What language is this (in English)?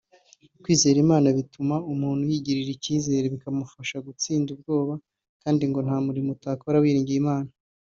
Kinyarwanda